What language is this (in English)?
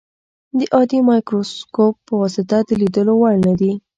Pashto